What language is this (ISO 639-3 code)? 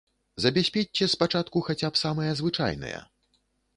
bel